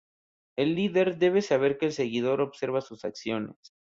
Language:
Spanish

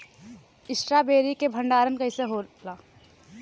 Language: Bhojpuri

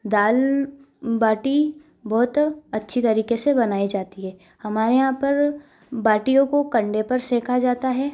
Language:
Hindi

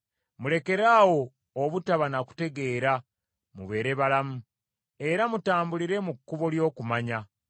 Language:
Ganda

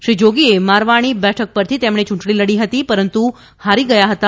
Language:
Gujarati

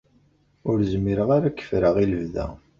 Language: Kabyle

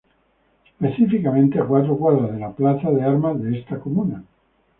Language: Spanish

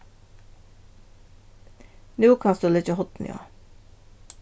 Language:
Faroese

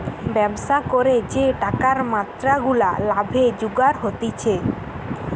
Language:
Bangla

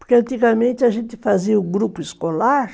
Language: Portuguese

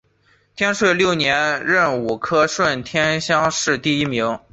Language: Chinese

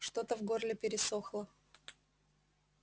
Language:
Russian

